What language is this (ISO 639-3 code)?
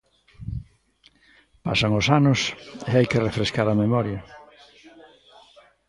glg